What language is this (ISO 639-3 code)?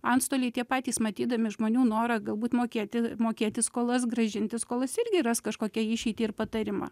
lit